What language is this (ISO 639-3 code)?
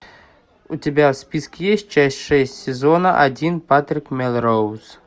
rus